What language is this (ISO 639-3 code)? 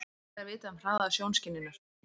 isl